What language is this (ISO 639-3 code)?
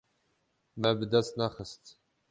kur